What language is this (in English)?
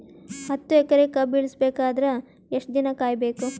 Kannada